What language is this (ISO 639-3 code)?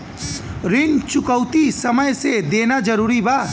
bho